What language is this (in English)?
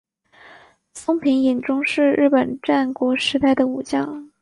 Chinese